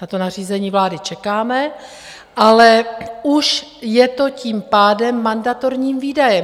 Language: Czech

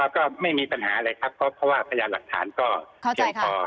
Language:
Thai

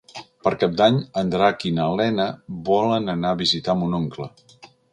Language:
Catalan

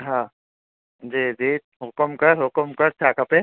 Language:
Sindhi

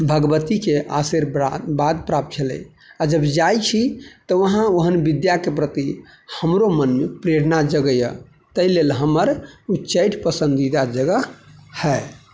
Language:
Maithili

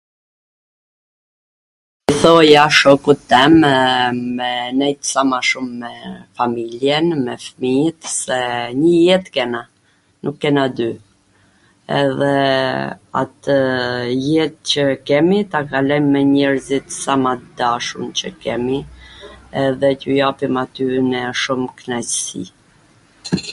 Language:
Gheg Albanian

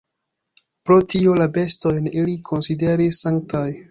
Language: Esperanto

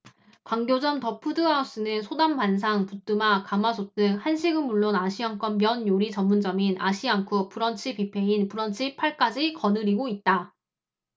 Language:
Korean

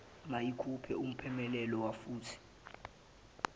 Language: Zulu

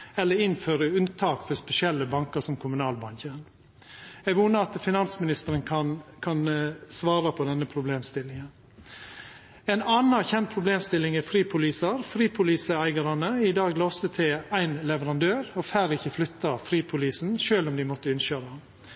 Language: Norwegian Nynorsk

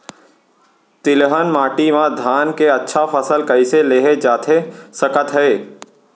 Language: Chhattisgarhi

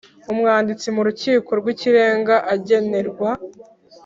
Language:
Kinyarwanda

